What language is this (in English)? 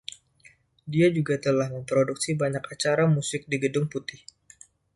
Indonesian